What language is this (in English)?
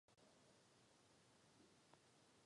Czech